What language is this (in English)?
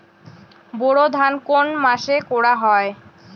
Bangla